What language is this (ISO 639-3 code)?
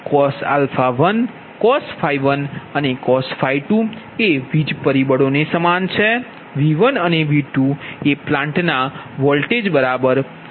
guj